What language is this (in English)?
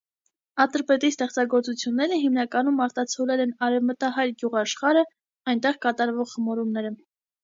Armenian